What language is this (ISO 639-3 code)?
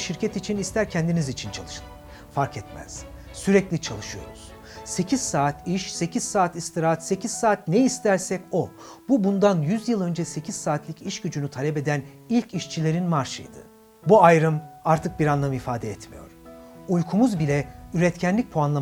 tur